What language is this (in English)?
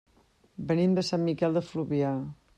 Catalan